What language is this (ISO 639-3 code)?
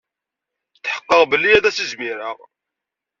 kab